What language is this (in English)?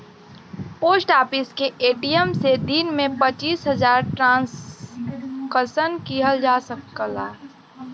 Bhojpuri